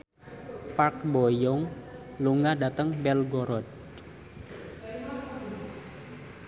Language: Javanese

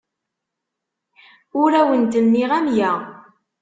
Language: Kabyle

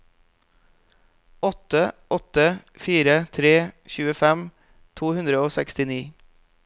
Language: Norwegian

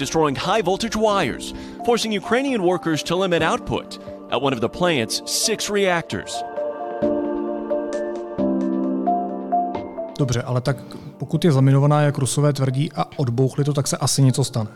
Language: Czech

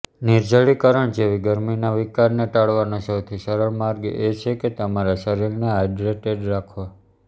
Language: Gujarati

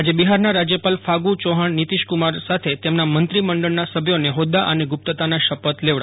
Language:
Gujarati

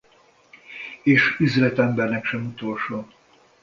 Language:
Hungarian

